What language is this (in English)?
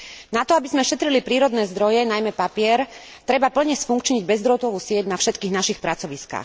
Slovak